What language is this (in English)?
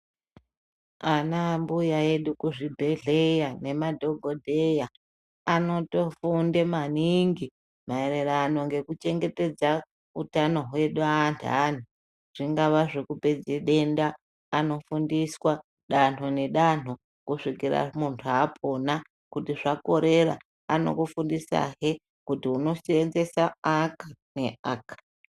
Ndau